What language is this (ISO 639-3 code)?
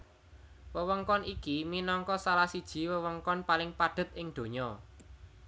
jav